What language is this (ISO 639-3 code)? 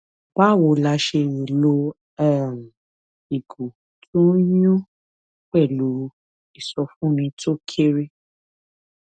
yor